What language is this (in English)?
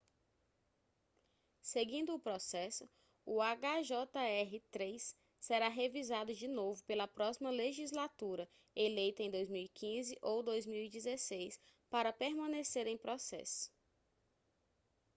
Portuguese